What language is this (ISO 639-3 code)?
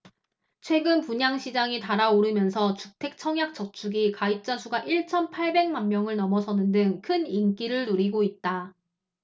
kor